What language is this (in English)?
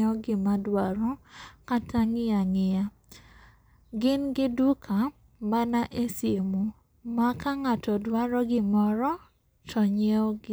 Luo (Kenya and Tanzania)